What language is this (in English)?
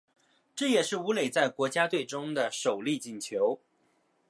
Chinese